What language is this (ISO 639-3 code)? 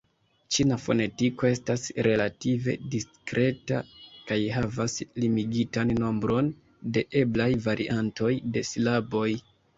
epo